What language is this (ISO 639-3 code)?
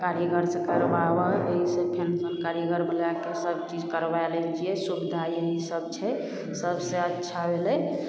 mai